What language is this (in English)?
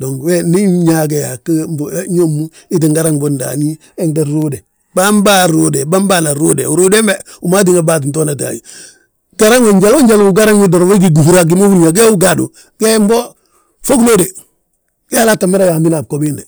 Balanta-Ganja